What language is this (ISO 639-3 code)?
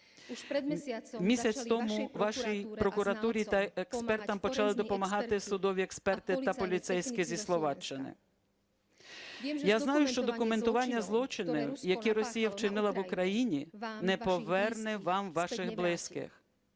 ukr